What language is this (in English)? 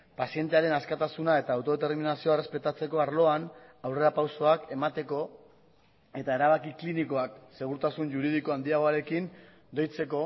Basque